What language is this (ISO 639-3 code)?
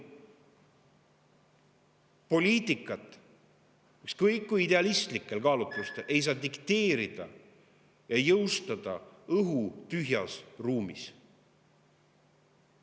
est